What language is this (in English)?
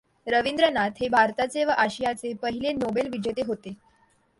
Marathi